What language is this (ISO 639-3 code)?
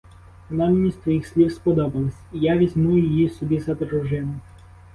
ukr